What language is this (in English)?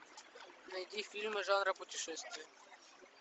Russian